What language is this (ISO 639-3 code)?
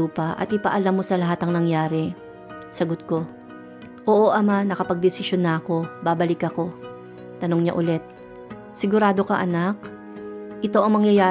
fil